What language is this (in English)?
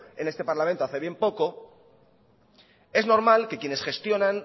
Spanish